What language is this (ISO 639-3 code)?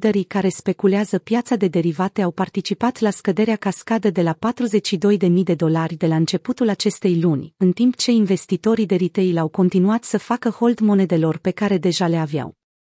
ron